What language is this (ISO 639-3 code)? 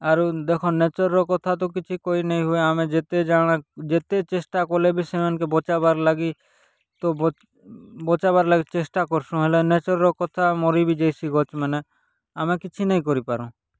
ori